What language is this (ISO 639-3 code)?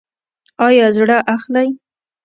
pus